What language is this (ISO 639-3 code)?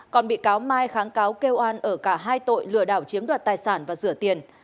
vie